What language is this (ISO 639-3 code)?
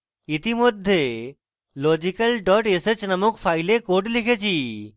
ben